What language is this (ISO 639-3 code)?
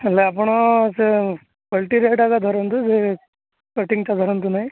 ori